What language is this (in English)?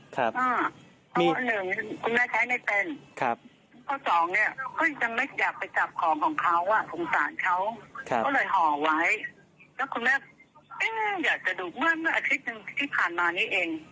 Thai